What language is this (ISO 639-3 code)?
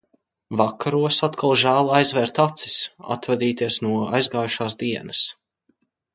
lav